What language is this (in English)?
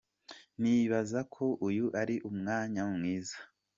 Kinyarwanda